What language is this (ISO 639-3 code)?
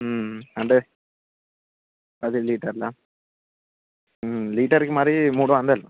tel